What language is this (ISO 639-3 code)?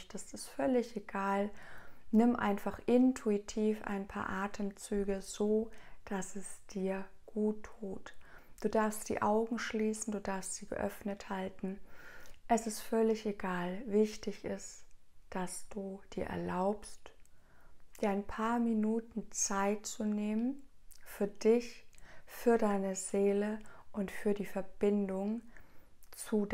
deu